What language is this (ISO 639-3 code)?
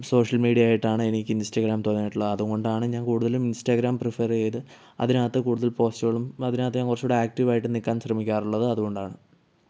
mal